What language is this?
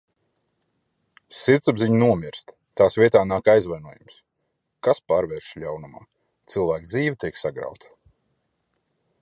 Latvian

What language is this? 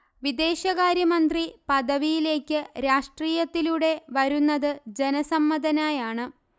Malayalam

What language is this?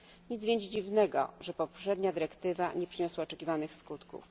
Polish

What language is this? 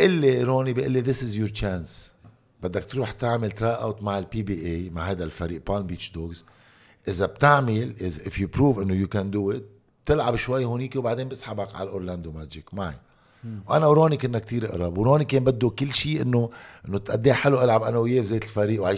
Arabic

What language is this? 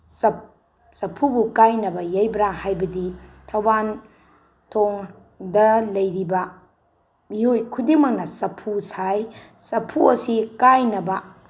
Manipuri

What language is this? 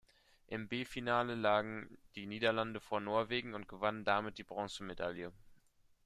German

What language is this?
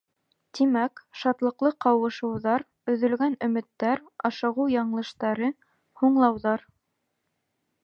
Bashkir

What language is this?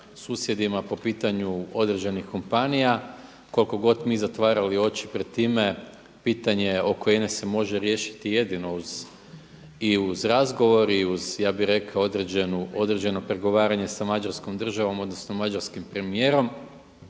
Croatian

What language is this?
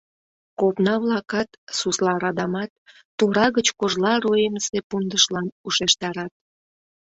Mari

